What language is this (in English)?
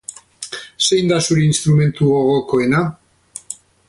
Basque